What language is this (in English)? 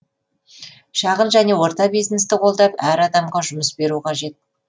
Kazakh